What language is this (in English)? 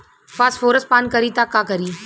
Bhojpuri